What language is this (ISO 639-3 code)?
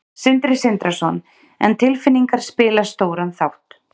isl